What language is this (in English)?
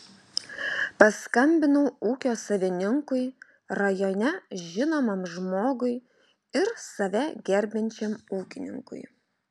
Lithuanian